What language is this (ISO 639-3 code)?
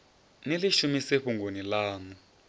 ven